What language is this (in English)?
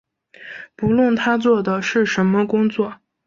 Chinese